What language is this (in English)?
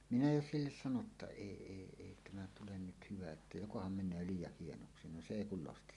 Finnish